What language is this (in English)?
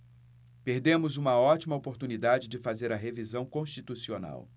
Portuguese